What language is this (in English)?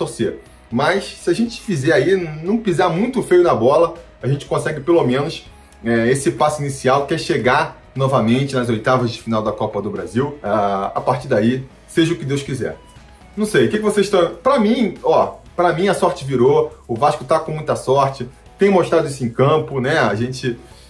Portuguese